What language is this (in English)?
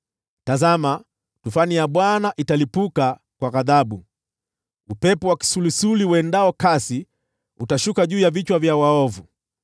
Swahili